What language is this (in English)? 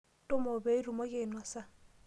Masai